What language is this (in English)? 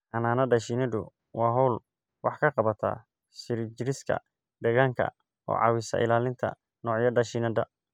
Somali